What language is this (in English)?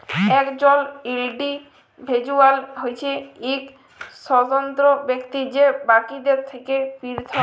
Bangla